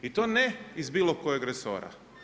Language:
Croatian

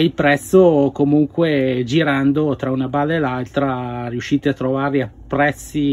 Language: Italian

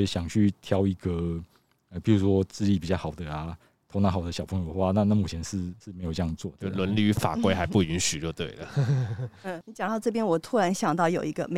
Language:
Chinese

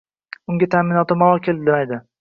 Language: Uzbek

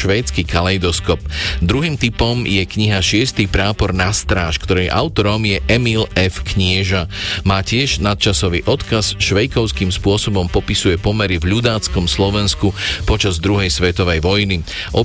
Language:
Slovak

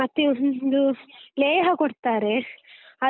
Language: Kannada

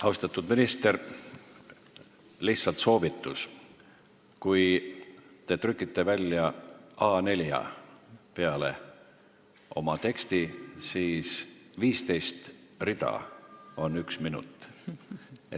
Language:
Estonian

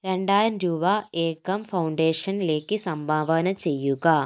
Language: Malayalam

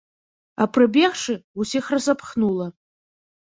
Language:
Belarusian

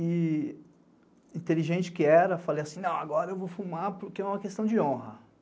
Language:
Portuguese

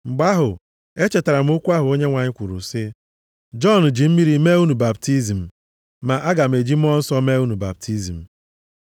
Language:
Igbo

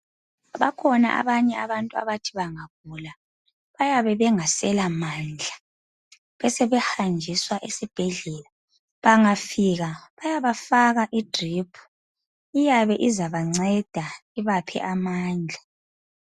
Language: North Ndebele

